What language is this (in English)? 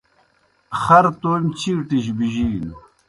Kohistani Shina